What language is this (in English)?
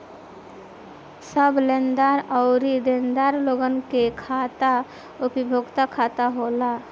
Bhojpuri